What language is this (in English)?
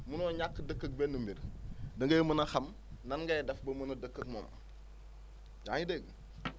Wolof